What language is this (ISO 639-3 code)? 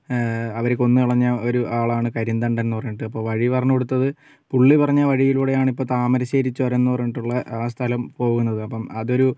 mal